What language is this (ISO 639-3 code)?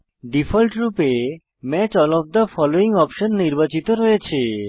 ben